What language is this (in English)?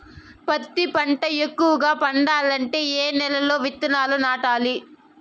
Telugu